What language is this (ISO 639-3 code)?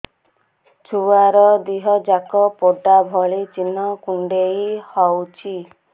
ori